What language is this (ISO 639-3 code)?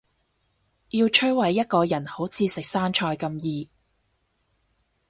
yue